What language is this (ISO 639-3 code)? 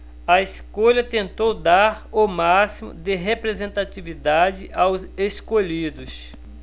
por